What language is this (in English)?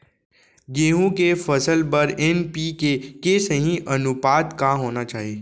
Chhattisgarhi